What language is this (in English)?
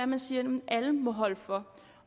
Danish